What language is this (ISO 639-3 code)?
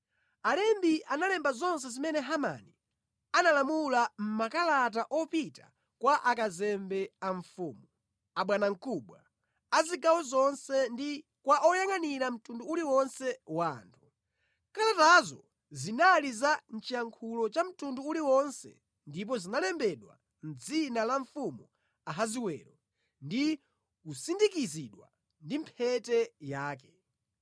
nya